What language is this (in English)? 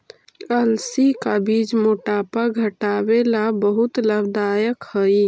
Magahi